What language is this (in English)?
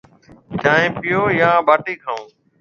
Marwari (Pakistan)